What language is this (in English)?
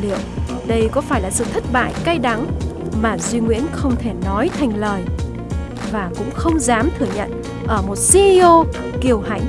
Vietnamese